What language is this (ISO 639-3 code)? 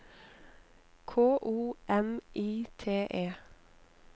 nor